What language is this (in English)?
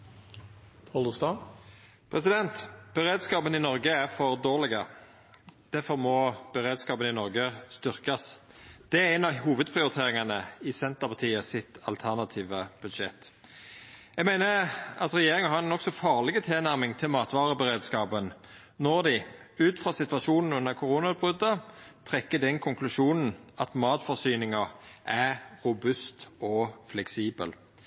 Norwegian Nynorsk